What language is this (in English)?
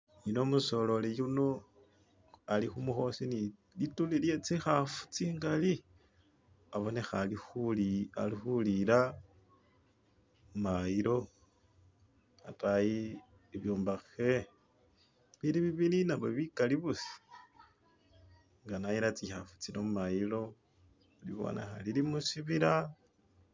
Masaaba